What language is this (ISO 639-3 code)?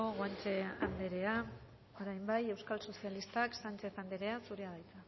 eus